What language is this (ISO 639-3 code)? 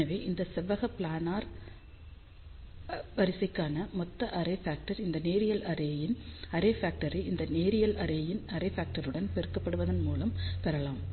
tam